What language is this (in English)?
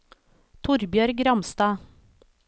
Norwegian